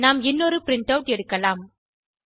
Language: Tamil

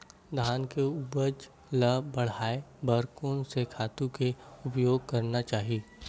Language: Chhattisgarhi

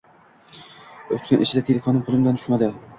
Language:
Uzbek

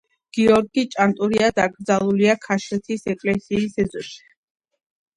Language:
Georgian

